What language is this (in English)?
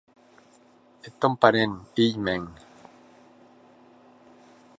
Occitan